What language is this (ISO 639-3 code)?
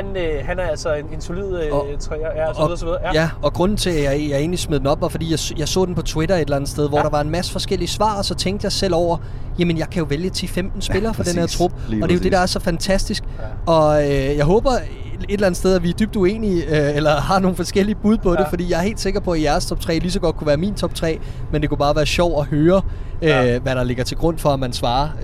dan